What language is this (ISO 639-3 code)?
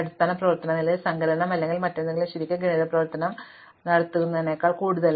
mal